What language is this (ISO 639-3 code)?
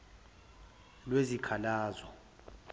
zul